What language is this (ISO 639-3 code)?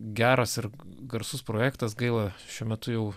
lit